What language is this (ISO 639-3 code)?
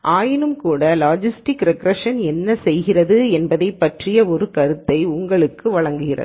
tam